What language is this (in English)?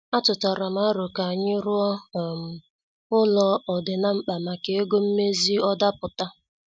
Igbo